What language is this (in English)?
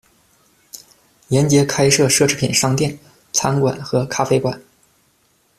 Chinese